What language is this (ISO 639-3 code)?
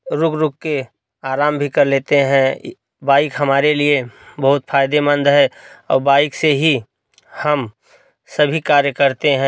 hin